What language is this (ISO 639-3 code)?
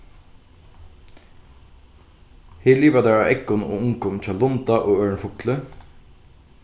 fao